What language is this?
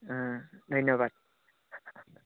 Assamese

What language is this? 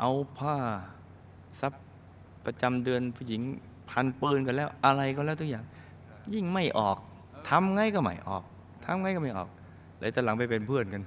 Thai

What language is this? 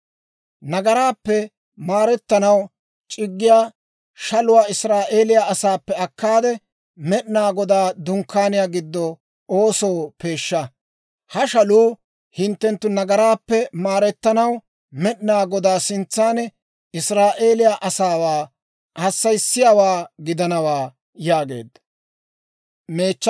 Dawro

